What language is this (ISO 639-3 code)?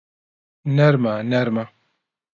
ckb